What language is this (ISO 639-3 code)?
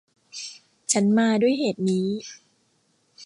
tha